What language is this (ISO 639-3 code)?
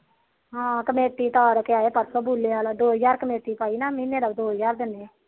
pan